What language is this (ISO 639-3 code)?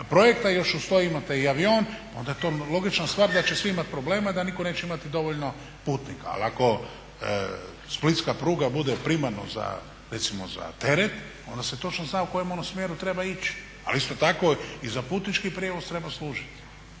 hrv